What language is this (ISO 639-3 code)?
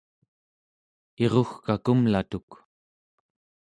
esu